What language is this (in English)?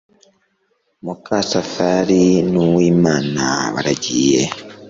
Kinyarwanda